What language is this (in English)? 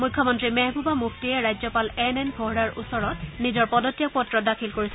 Assamese